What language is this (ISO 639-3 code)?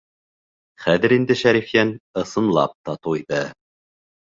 bak